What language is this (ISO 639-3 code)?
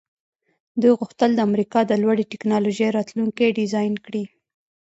pus